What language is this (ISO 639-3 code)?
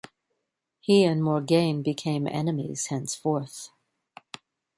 eng